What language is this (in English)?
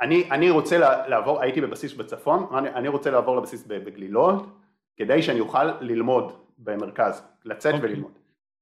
Hebrew